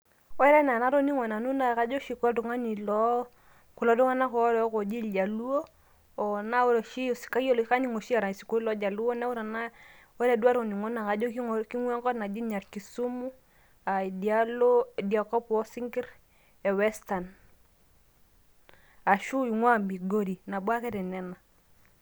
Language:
Masai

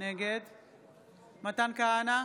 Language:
Hebrew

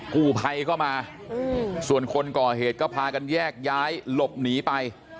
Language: Thai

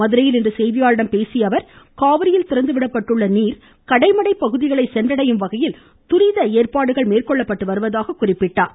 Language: Tamil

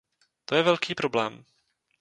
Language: Czech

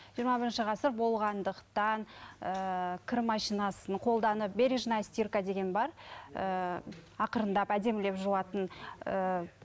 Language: Kazakh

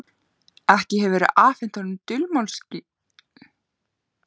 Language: Icelandic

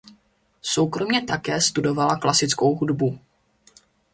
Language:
Czech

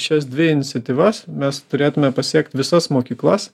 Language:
Lithuanian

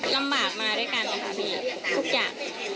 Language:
Thai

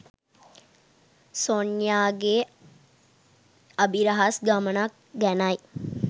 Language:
Sinhala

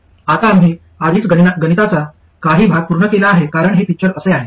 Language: Marathi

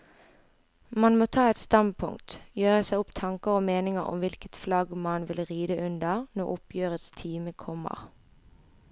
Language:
Norwegian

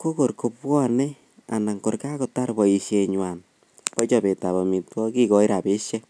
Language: Kalenjin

